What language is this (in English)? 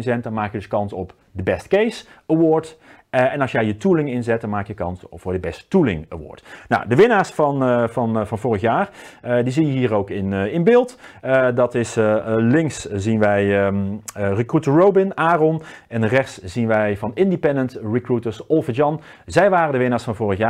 Dutch